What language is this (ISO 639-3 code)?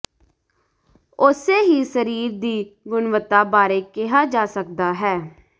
pan